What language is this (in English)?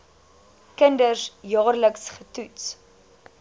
Afrikaans